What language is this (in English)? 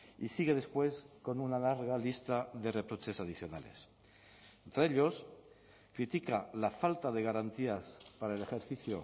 Spanish